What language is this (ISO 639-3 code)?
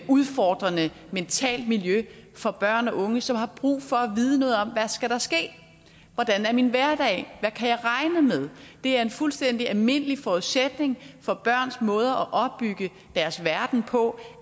dan